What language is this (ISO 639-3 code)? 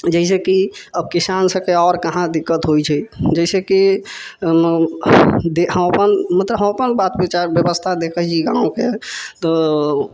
mai